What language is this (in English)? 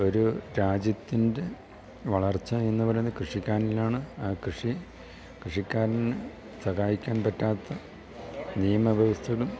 Malayalam